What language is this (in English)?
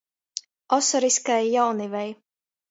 Latgalian